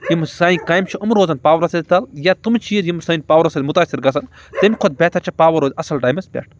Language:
Kashmiri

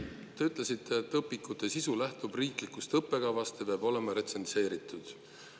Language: Estonian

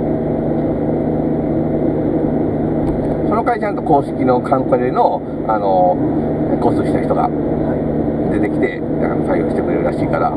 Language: Japanese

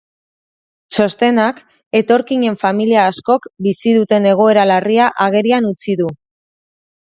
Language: Basque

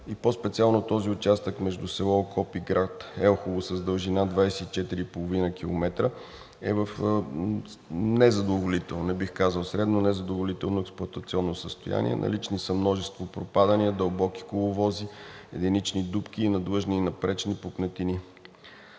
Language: Bulgarian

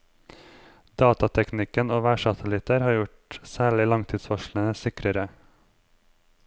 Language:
Norwegian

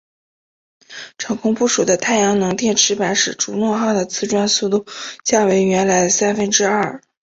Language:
Chinese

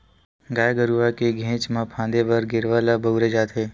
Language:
Chhattisgarhi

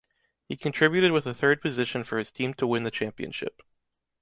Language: English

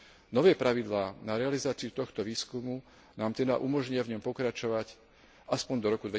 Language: Slovak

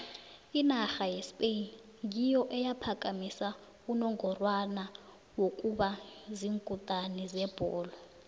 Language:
South Ndebele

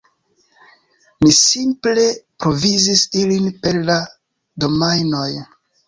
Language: Esperanto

